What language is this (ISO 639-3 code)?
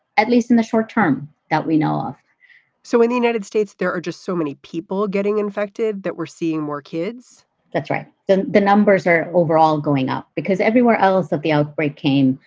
eng